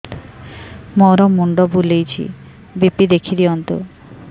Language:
Odia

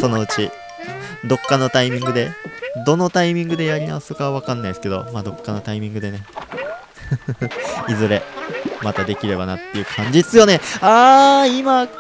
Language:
Japanese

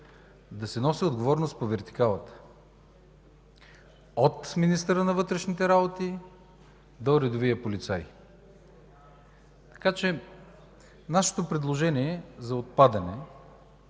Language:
Bulgarian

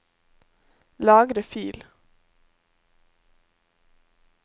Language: Norwegian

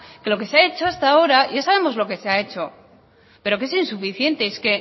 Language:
Spanish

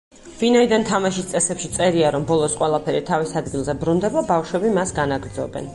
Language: Georgian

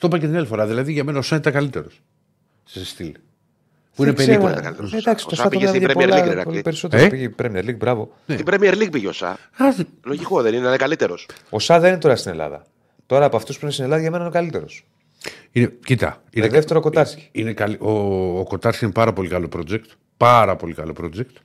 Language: Greek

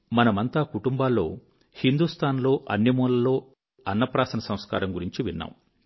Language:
Telugu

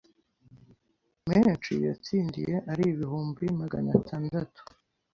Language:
Kinyarwanda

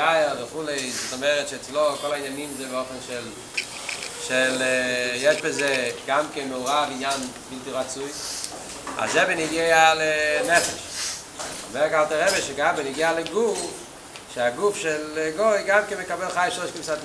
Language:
Hebrew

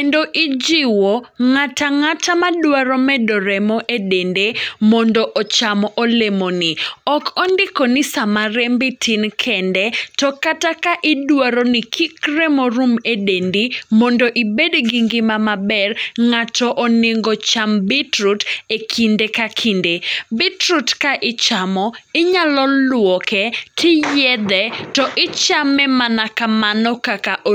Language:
Luo (Kenya and Tanzania)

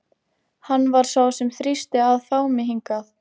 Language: Icelandic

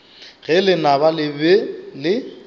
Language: Northern Sotho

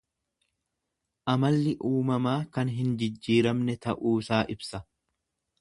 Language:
Oromo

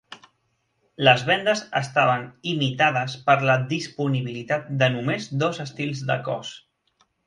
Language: Catalan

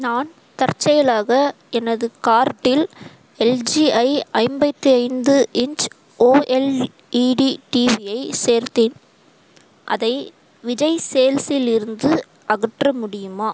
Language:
Tamil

